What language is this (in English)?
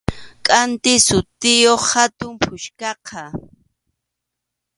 Arequipa-La Unión Quechua